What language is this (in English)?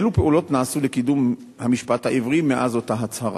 Hebrew